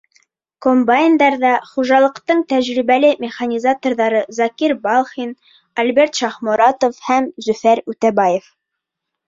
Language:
Bashkir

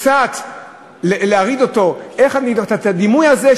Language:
Hebrew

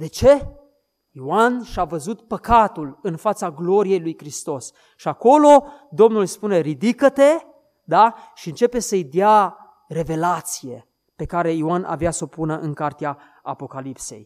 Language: Romanian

